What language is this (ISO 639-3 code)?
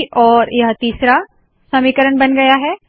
hin